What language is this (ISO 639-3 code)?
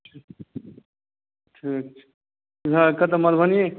mai